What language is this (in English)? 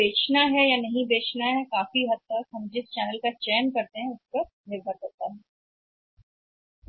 Hindi